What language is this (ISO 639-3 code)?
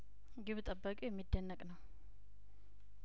amh